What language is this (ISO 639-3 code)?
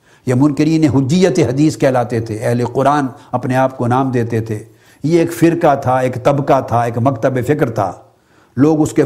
urd